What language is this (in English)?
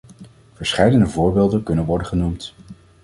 Dutch